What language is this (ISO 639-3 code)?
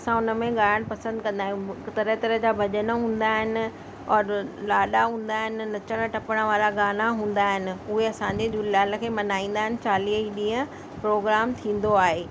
snd